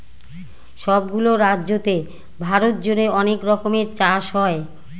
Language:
Bangla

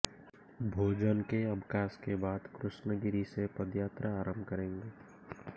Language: Hindi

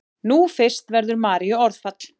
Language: Icelandic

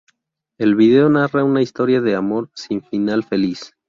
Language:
Spanish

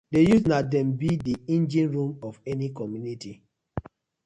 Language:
Nigerian Pidgin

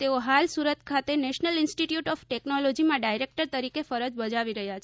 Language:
Gujarati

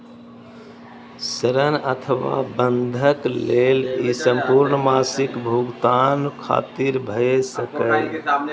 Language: Maithili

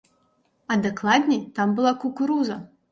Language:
Belarusian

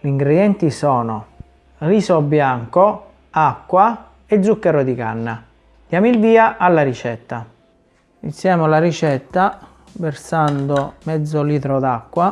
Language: Italian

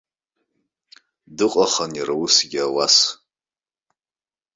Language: Abkhazian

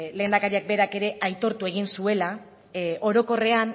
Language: Basque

